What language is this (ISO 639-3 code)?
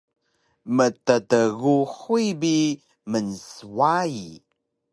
trv